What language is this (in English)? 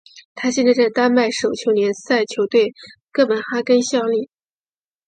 Chinese